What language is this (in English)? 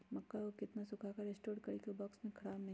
Magahi